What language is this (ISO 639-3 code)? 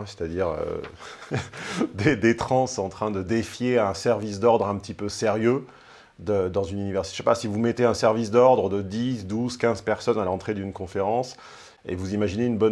fra